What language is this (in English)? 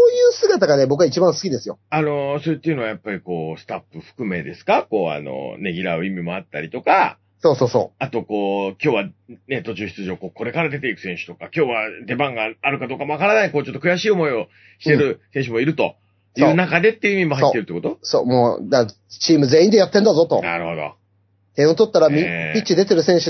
Japanese